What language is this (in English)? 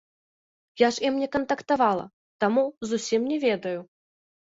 Belarusian